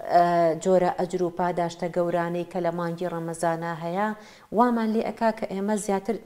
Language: Arabic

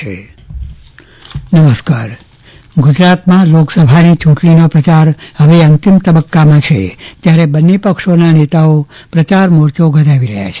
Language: Gujarati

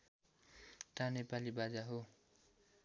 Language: Nepali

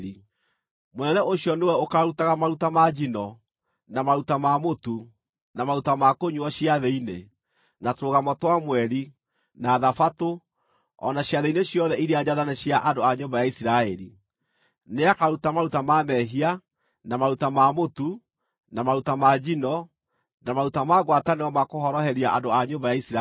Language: Kikuyu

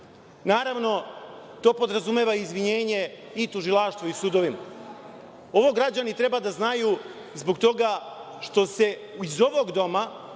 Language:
Serbian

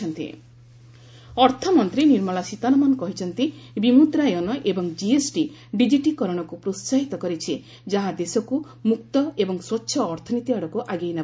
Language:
Odia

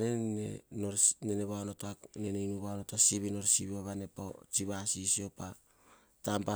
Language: Hahon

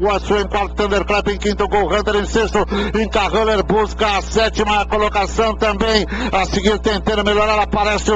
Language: Portuguese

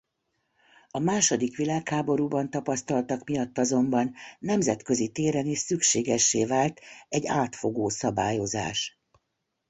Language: Hungarian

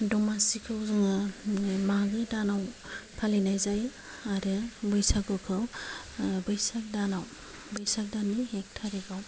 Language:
Bodo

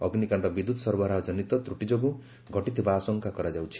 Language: Odia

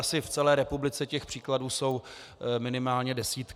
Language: Czech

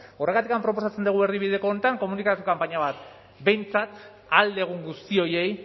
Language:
Basque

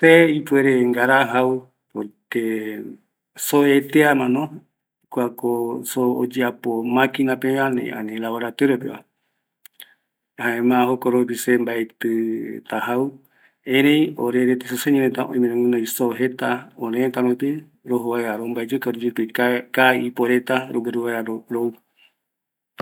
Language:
Eastern Bolivian Guaraní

